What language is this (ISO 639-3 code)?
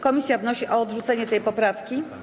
pol